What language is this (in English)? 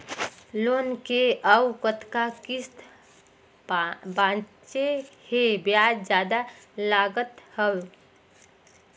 Chhattisgarhi